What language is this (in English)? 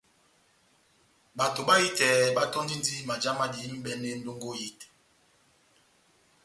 Batanga